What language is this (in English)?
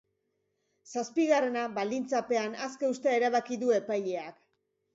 Basque